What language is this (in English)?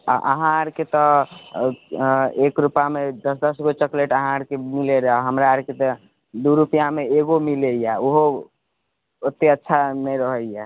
Maithili